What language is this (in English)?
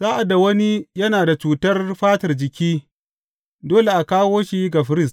Hausa